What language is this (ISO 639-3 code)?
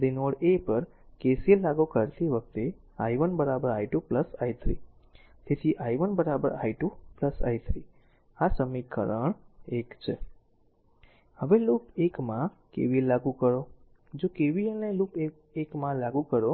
guj